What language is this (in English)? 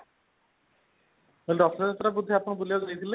Odia